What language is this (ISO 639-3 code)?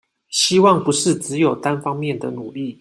zho